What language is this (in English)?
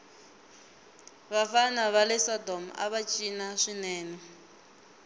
Tsonga